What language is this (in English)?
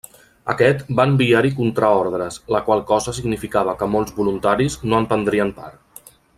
Catalan